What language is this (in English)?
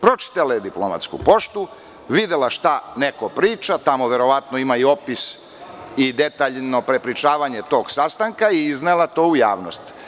Serbian